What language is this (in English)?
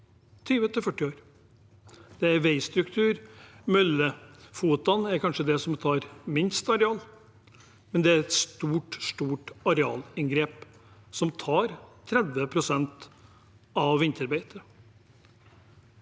Norwegian